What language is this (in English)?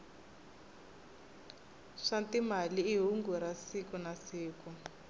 Tsonga